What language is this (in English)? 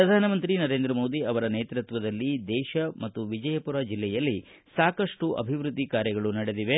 Kannada